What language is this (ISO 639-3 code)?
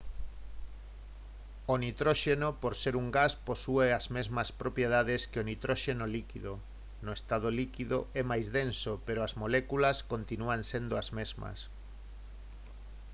glg